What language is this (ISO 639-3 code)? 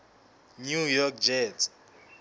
sot